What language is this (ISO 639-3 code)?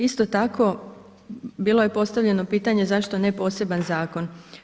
hrv